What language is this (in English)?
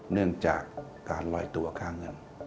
Thai